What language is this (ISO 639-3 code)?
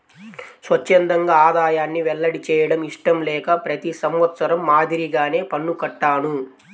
tel